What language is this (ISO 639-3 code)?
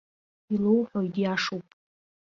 abk